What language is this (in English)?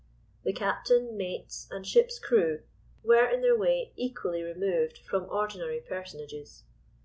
English